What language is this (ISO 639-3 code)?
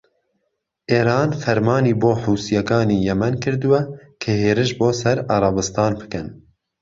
ckb